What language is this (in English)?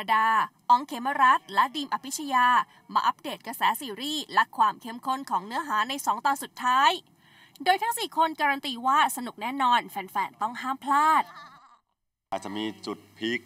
Thai